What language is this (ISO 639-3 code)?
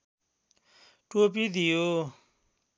nep